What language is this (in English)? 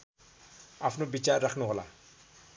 Nepali